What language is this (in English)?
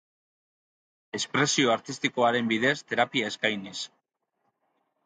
Basque